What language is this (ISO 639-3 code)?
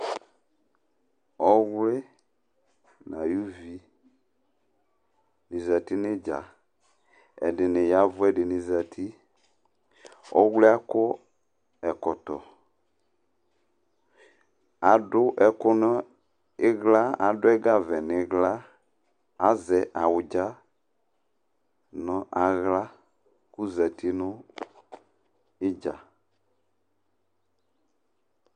kpo